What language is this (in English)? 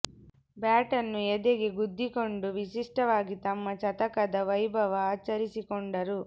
Kannada